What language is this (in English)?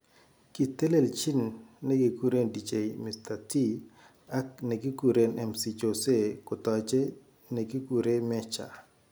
Kalenjin